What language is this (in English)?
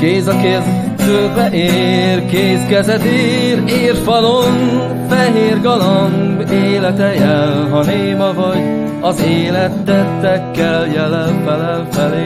Hungarian